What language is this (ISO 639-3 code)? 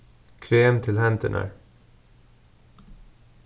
fao